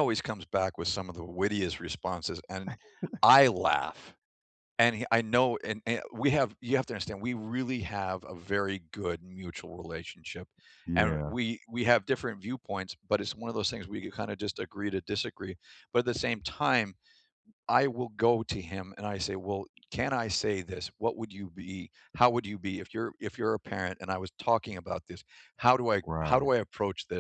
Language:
English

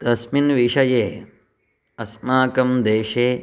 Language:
Sanskrit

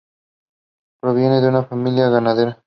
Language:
Spanish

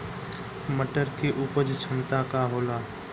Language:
Bhojpuri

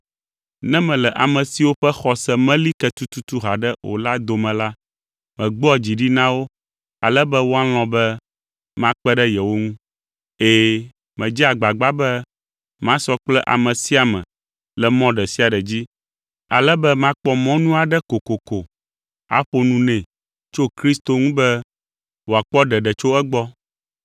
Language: Ewe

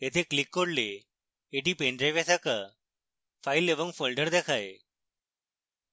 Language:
Bangla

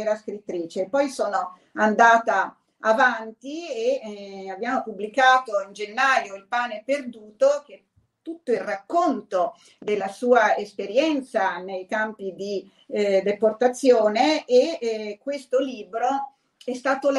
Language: Italian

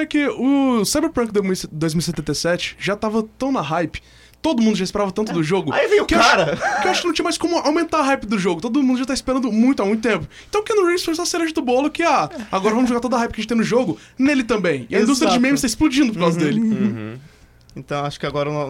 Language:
Portuguese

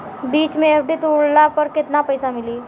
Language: Bhojpuri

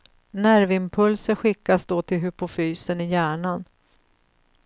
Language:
Swedish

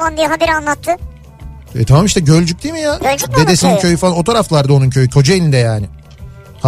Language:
Turkish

